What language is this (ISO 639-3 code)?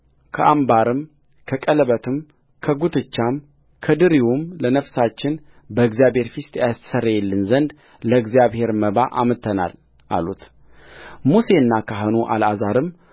amh